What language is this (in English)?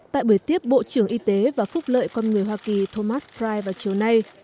Vietnamese